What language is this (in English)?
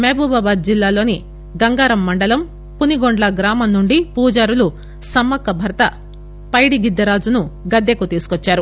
Telugu